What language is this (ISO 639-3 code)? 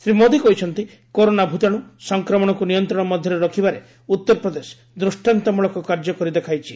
ori